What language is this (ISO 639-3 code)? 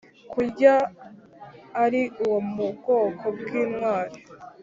kin